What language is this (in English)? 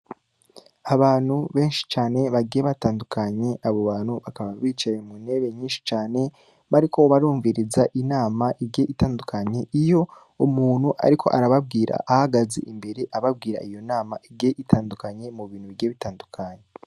Rundi